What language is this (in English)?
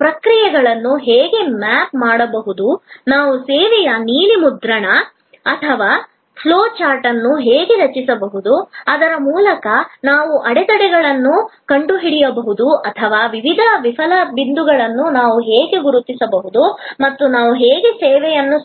Kannada